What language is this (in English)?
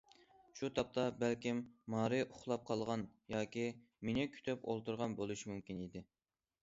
Uyghur